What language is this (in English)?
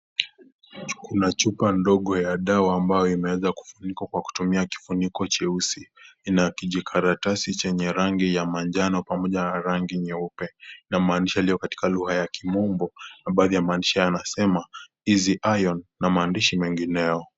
Swahili